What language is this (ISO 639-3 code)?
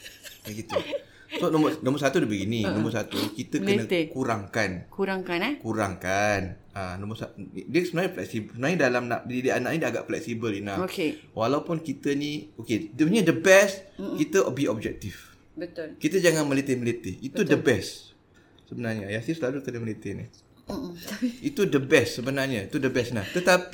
msa